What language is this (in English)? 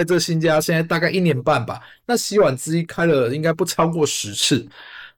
Chinese